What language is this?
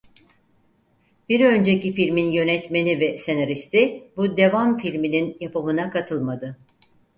Turkish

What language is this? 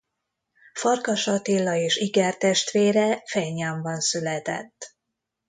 Hungarian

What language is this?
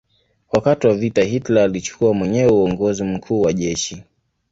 Swahili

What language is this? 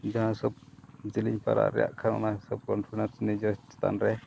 Santali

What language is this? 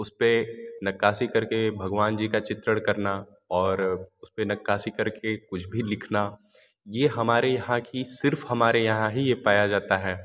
Hindi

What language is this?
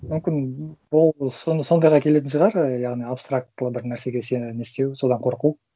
Kazakh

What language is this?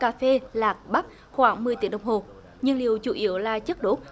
Vietnamese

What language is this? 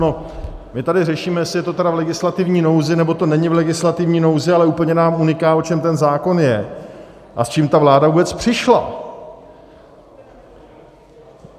Czech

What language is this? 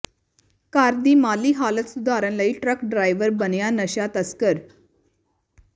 Punjabi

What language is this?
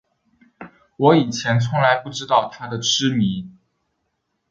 Chinese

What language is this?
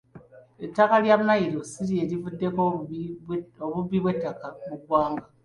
Ganda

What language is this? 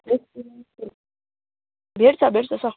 Nepali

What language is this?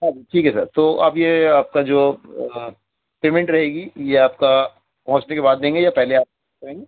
Urdu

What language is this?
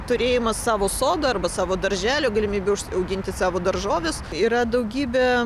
Lithuanian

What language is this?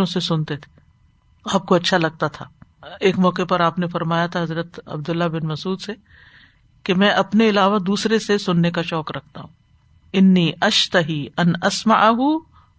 Urdu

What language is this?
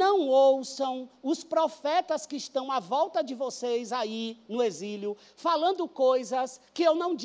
Portuguese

